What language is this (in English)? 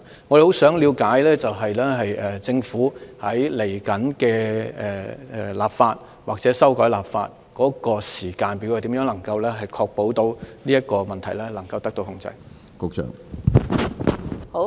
Cantonese